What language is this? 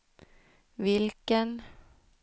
Swedish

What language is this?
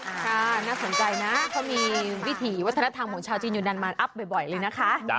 Thai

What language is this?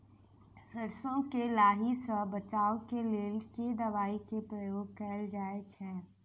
Maithili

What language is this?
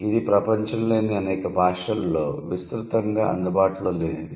Telugu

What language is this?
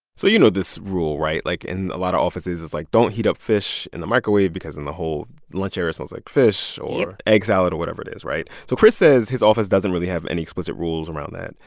English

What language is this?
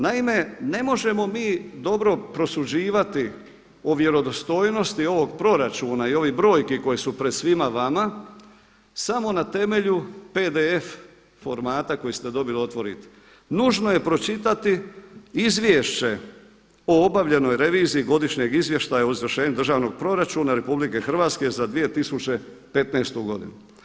Croatian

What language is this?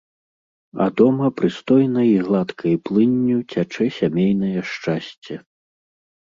Belarusian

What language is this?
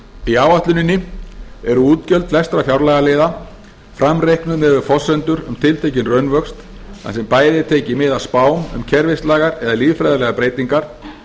Icelandic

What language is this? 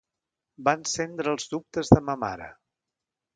Catalan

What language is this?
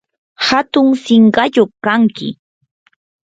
Yanahuanca Pasco Quechua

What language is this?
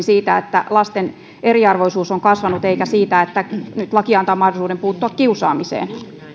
Finnish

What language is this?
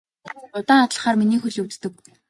Mongolian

